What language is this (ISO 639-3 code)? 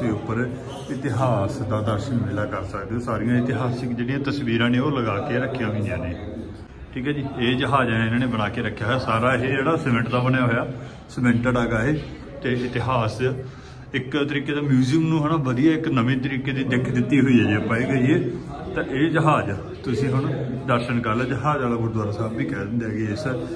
hin